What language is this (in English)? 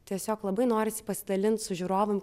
Lithuanian